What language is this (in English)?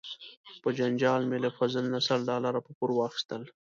Pashto